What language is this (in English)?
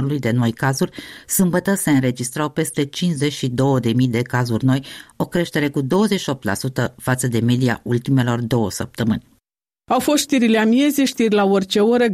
Romanian